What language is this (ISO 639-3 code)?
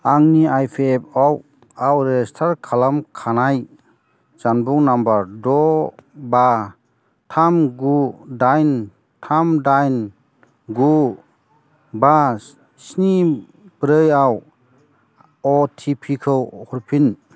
brx